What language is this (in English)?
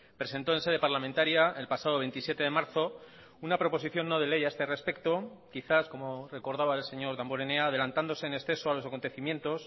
Spanish